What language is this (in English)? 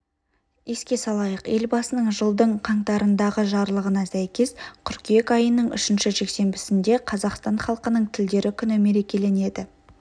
Kazakh